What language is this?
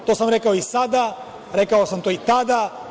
Serbian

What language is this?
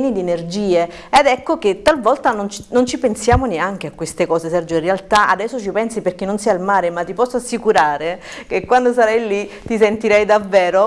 Italian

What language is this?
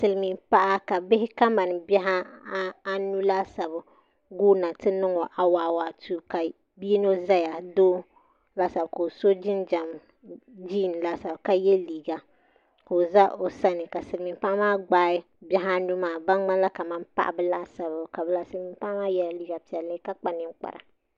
Dagbani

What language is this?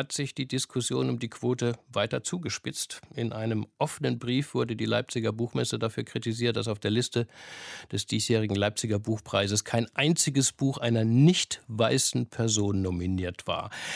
German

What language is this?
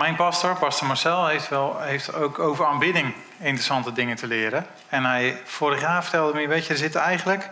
Dutch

